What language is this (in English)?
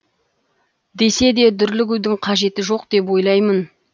Kazakh